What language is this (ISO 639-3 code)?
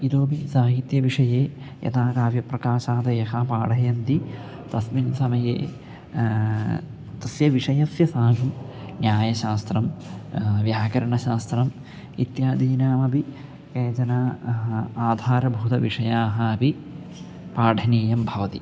san